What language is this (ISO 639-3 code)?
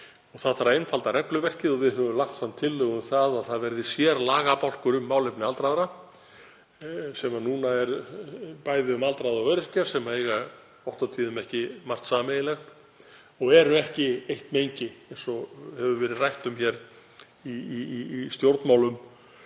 isl